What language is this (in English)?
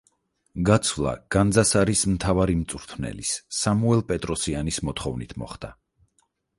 Georgian